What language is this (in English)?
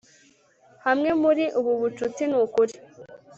Kinyarwanda